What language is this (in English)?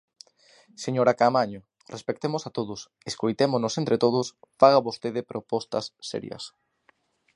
Galician